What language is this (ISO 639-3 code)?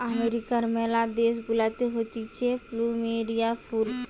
ben